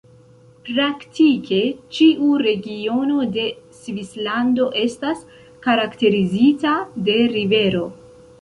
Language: Esperanto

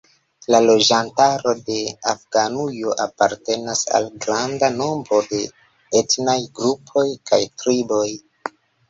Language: Esperanto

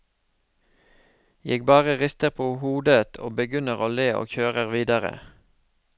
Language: Norwegian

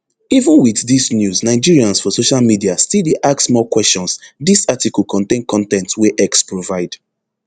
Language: Nigerian Pidgin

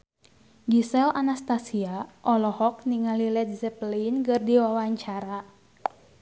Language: Sundanese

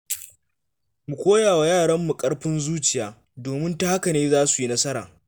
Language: Hausa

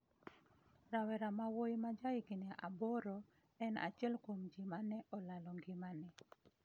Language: Luo (Kenya and Tanzania)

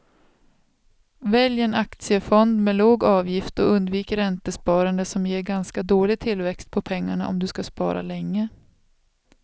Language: Swedish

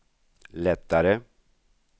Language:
Swedish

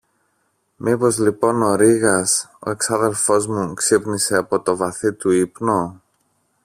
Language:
Greek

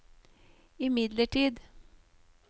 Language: Norwegian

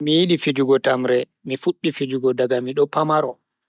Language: Bagirmi Fulfulde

